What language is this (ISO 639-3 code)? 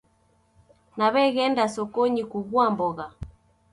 dav